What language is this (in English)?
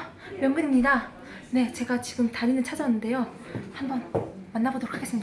Korean